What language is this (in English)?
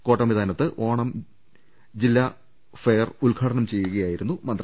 Malayalam